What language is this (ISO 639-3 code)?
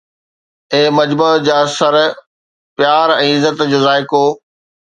snd